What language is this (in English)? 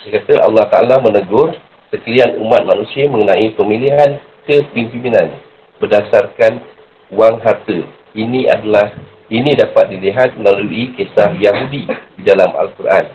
Malay